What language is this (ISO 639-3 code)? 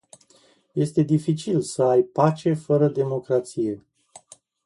ron